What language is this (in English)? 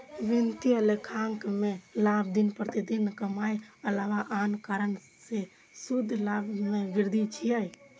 Maithili